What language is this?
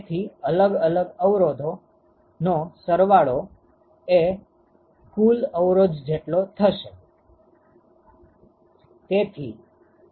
Gujarati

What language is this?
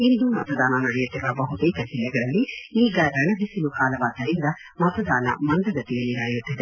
Kannada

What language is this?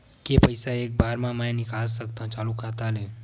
Chhattisgarhi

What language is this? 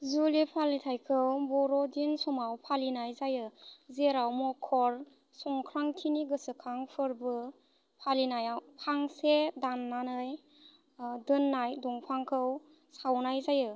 Bodo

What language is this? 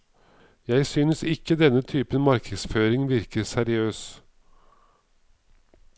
Norwegian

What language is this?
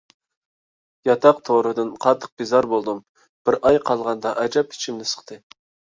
Uyghur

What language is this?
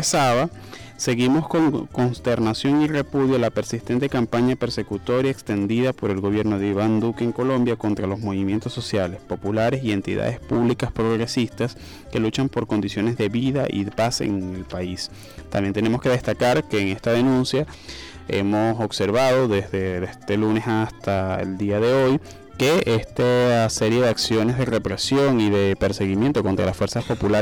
Spanish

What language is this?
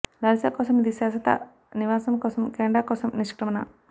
Telugu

